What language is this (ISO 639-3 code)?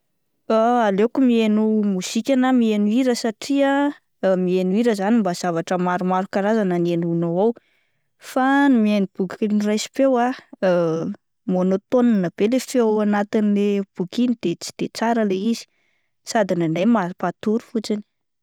mlg